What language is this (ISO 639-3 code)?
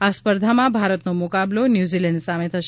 guj